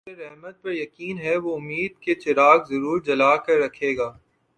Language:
Urdu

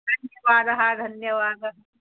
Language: Sanskrit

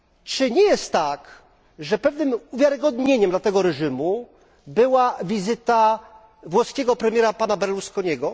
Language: Polish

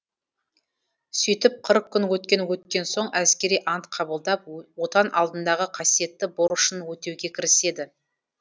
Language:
Kazakh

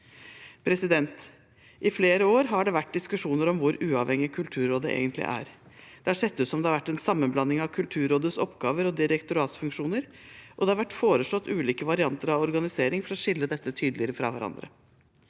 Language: Norwegian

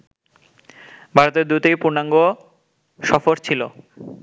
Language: Bangla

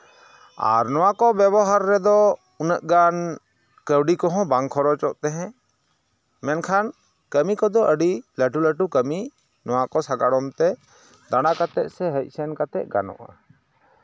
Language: Santali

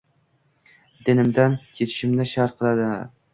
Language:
Uzbek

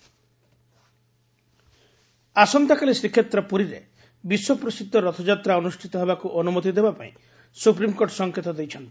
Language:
Odia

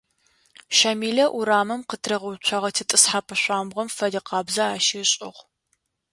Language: Adyghe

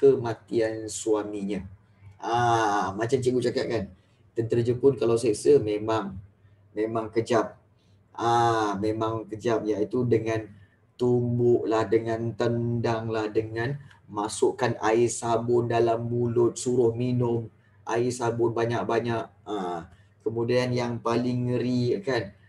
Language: Malay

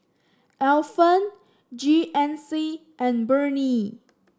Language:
English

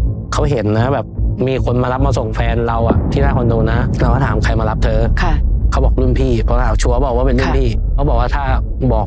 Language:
Thai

